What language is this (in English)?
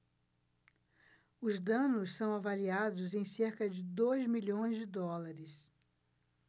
Portuguese